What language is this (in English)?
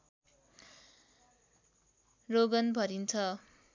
Nepali